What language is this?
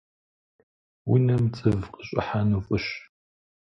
Kabardian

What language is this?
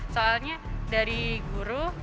Indonesian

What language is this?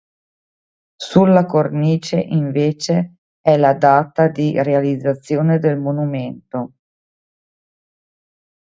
Italian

